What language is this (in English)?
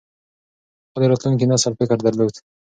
Pashto